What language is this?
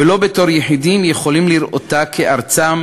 Hebrew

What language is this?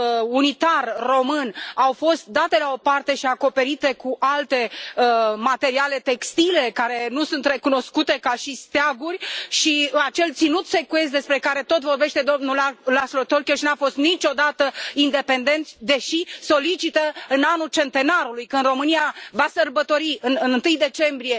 Romanian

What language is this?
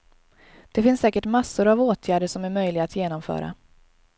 Swedish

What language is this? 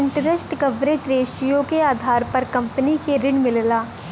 Bhojpuri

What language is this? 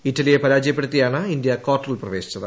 Malayalam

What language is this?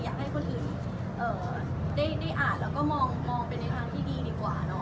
Thai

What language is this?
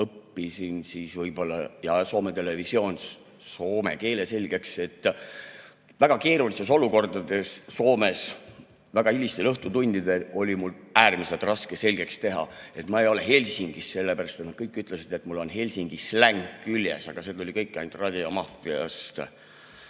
Estonian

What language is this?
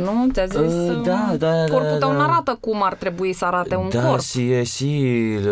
Romanian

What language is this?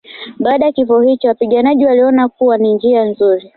Swahili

